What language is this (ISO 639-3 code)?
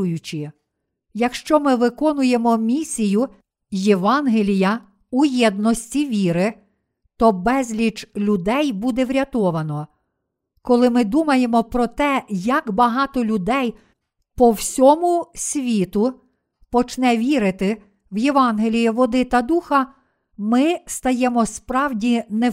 ukr